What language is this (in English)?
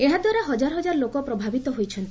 Odia